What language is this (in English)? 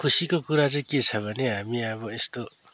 Nepali